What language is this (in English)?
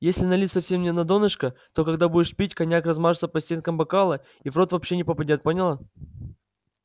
Russian